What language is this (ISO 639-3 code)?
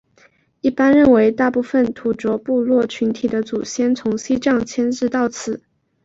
zho